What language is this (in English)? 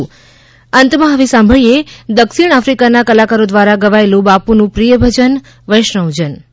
Gujarati